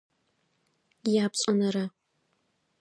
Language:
Adyghe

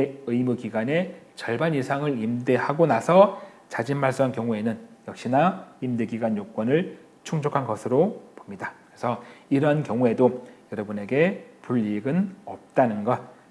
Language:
Korean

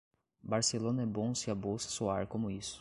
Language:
Portuguese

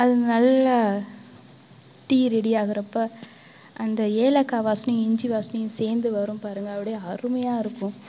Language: Tamil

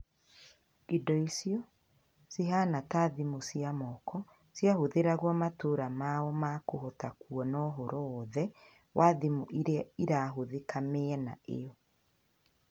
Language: Kikuyu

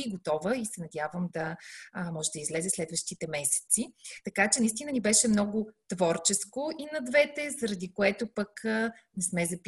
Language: Bulgarian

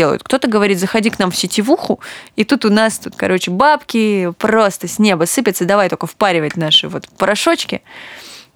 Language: Russian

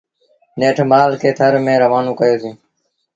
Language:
Sindhi Bhil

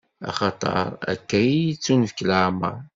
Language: Kabyle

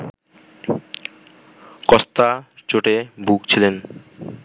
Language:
Bangla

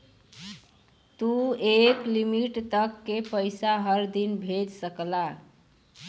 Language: Bhojpuri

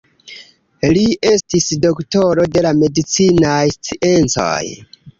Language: Esperanto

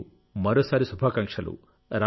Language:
Telugu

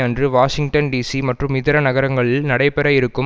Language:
Tamil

